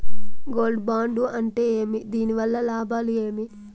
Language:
Telugu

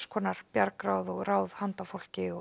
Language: Icelandic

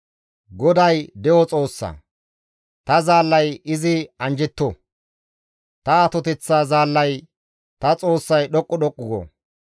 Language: Gamo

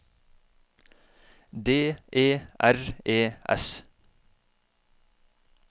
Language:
Norwegian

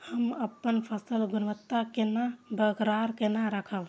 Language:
Maithili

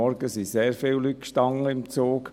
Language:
Swiss German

